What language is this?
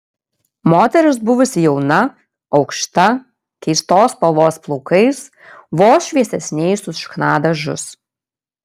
Lithuanian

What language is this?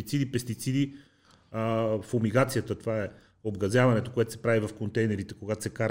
Bulgarian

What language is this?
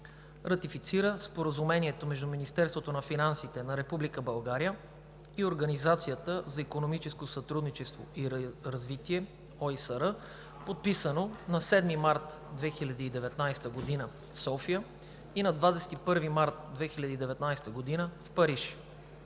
Bulgarian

